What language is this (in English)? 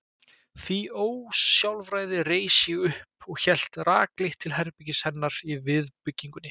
Icelandic